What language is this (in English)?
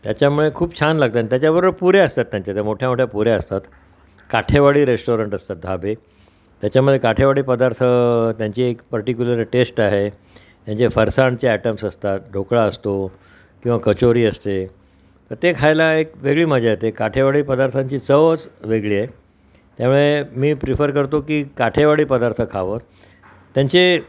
Marathi